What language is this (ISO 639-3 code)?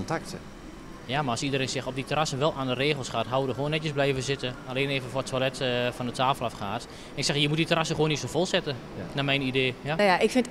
nld